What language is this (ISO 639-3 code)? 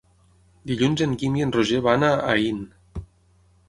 cat